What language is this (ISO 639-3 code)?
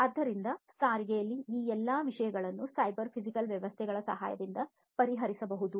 kan